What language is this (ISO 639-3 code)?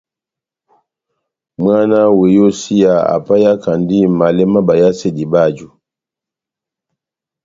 bnm